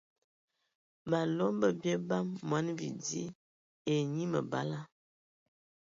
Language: Ewondo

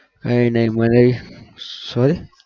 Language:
Gujarati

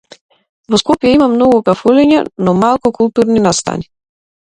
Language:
Macedonian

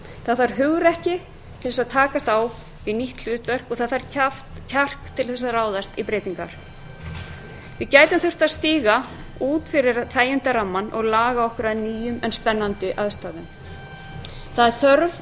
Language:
Icelandic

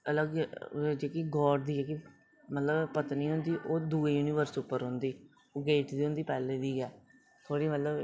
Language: Dogri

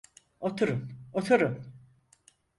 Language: Turkish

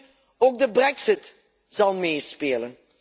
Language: Dutch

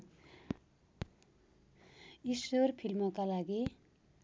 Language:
Nepali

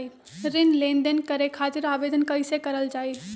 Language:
Magahi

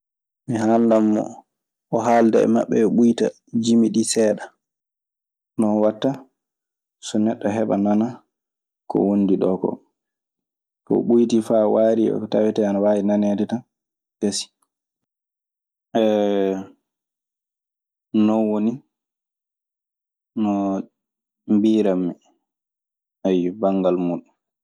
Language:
Maasina Fulfulde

